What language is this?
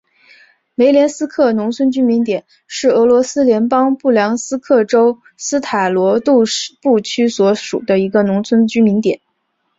Chinese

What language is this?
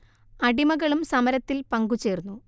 Malayalam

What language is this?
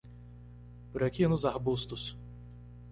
Portuguese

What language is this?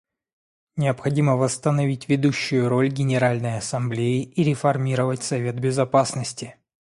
Russian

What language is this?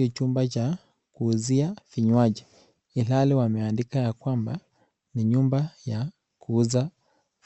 Swahili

